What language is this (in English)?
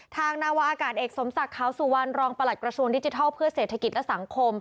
Thai